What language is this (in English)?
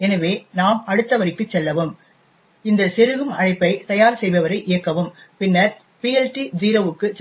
Tamil